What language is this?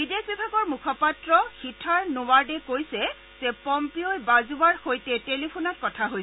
Assamese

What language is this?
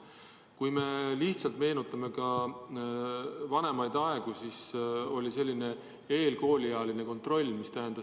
Estonian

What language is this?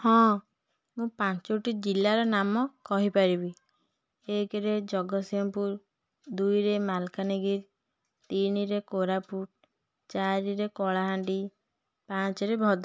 Odia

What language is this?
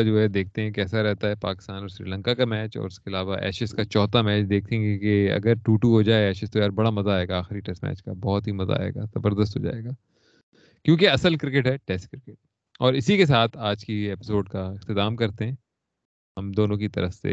Urdu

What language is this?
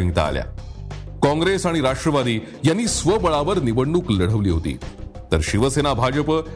Marathi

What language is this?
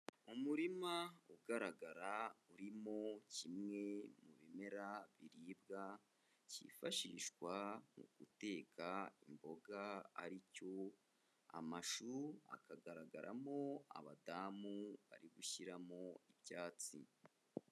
Kinyarwanda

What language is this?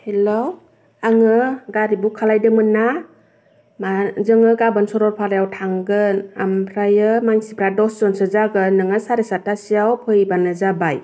Bodo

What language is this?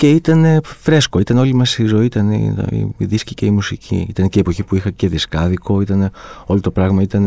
Greek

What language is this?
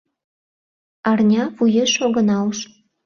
Mari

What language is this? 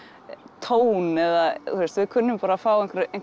Icelandic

